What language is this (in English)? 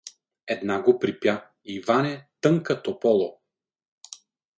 Bulgarian